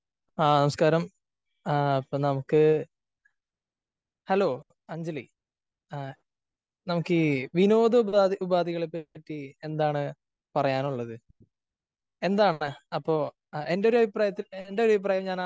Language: Malayalam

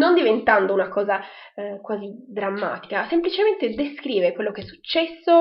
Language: Italian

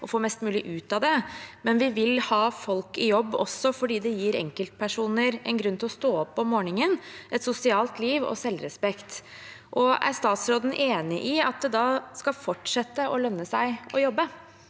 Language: Norwegian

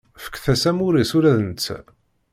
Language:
Kabyle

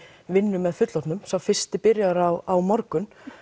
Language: Icelandic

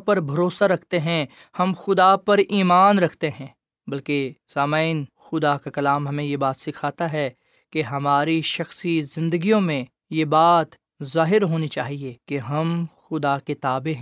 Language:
Urdu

